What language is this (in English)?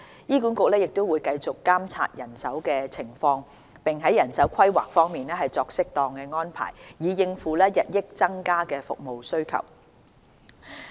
Cantonese